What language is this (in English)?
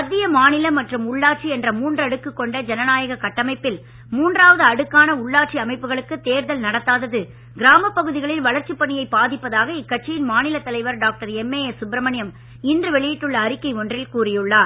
Tamil